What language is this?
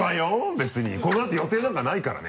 Japanese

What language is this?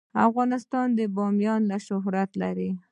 Pashto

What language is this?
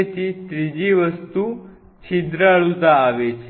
Gujarati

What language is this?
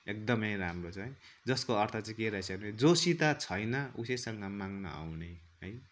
Nepali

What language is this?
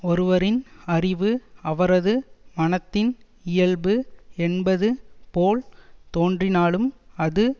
Tamil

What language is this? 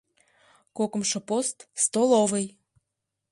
Mari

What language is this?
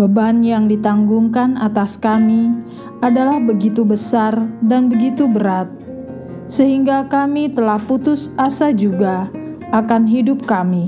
Indonesian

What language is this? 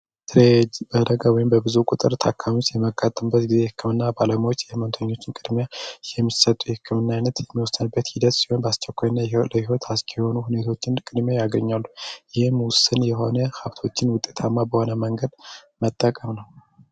Amharic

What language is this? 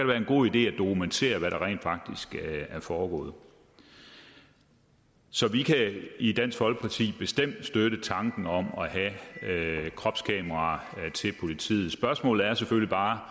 Danish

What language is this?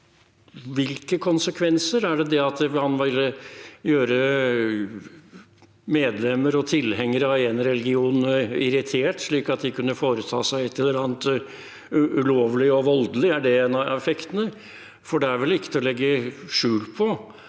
Norwegian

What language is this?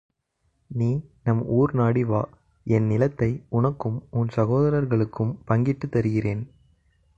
Tamil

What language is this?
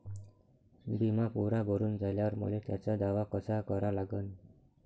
Marathi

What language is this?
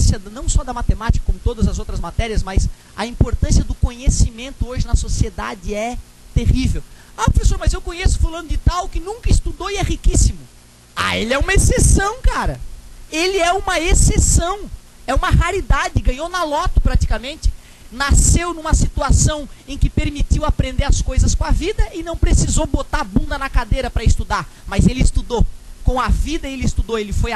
Portuguese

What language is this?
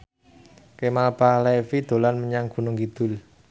Javanese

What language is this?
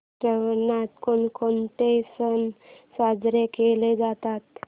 Marathi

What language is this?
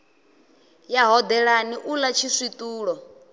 Venda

